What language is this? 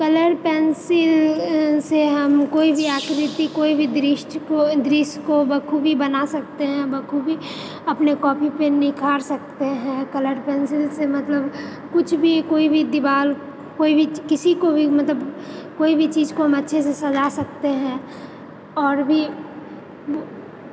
Maithili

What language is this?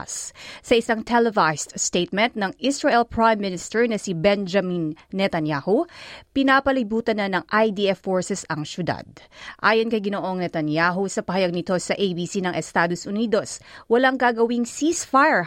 Filipino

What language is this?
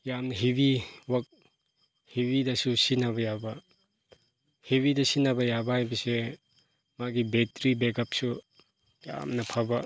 Manipuri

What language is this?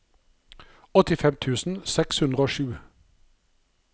Norwegian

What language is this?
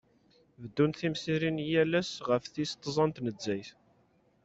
Kabyle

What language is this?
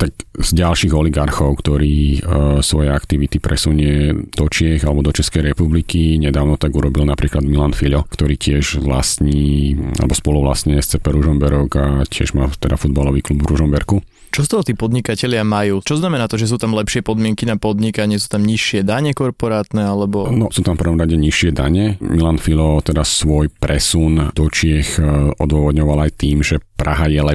Slovak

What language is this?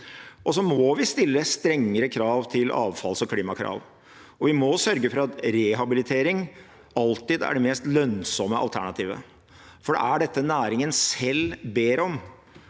Norwegian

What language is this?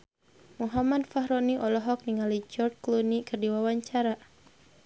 Sundanese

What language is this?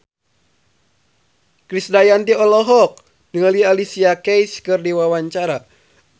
Sundanese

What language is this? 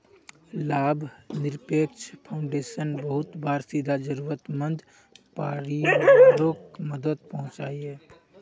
Magahi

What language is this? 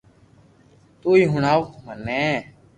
Loarki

